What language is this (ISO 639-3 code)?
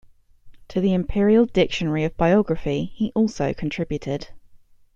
eng